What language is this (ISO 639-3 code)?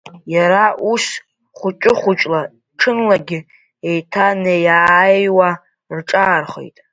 abk